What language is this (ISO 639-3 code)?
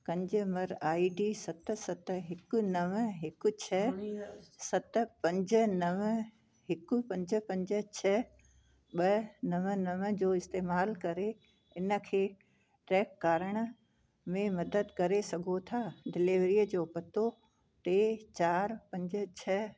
snd